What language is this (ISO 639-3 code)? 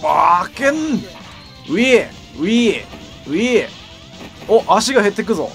jpn